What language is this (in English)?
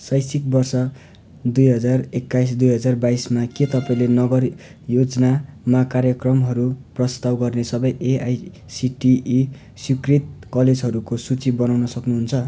Nepali